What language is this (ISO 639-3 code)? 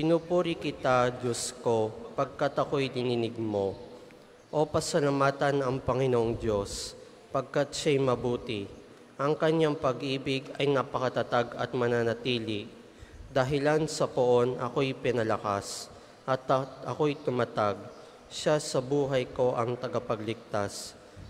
fil